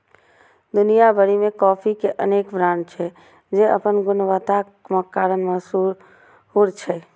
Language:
Maithili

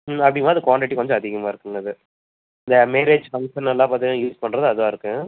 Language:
Tamil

